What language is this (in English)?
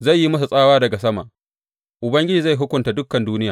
Hausa